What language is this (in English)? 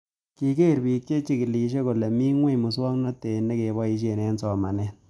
Kalenjin